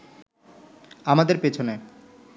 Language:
Bangla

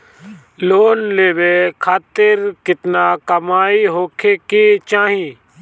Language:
Bhojpuri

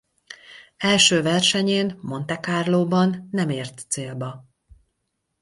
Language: Hungarian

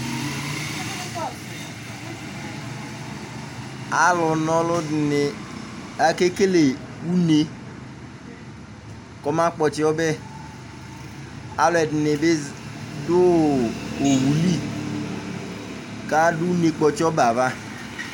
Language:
Ikposo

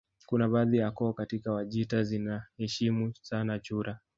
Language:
Swahili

